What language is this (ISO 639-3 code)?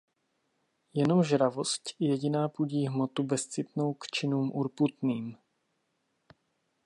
ces